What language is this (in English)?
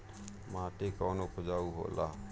Bhojpuri